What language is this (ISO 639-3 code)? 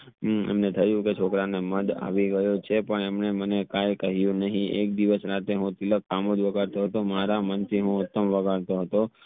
guj